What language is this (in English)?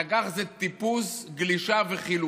Hebrew